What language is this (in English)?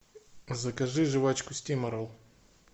Russian